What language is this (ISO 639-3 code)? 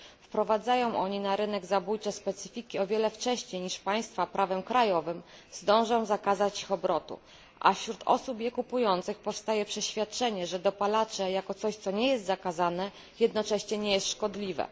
pol